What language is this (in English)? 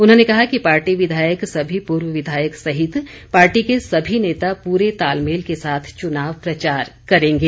Hindi